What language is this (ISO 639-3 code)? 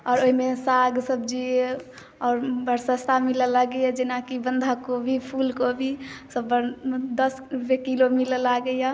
mai